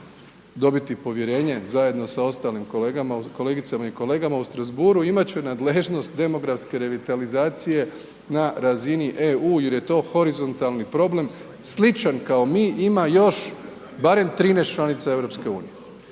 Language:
Croatian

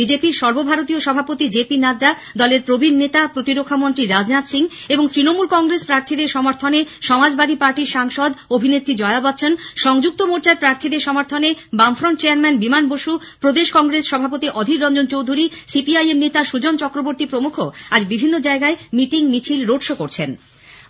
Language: Bangla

